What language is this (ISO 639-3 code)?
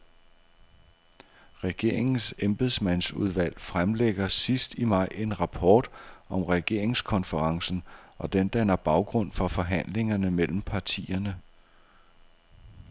dan